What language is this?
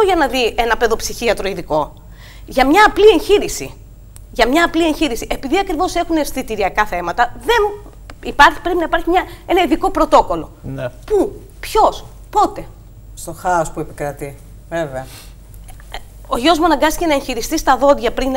Greek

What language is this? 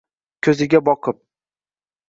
Uzbek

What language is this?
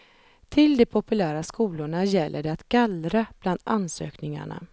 Swedish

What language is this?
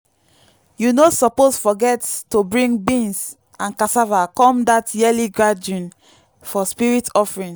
Nigerian Pidgin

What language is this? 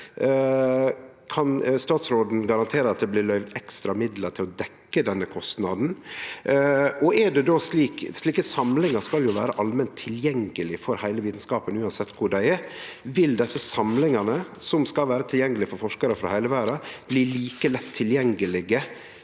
Norwegian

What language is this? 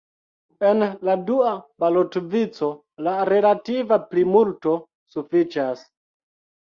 Esperanto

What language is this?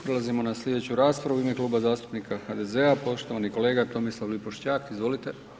Croatian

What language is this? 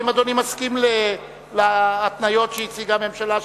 Hebrew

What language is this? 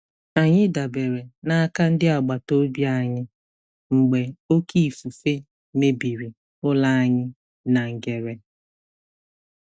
Igbo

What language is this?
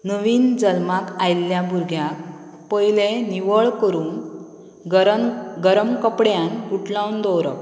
Konkani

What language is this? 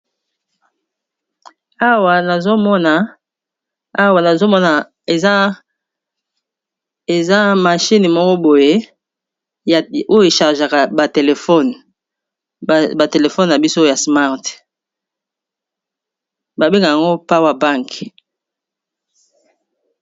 Lingala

